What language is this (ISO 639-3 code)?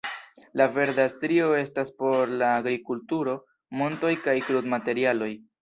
epo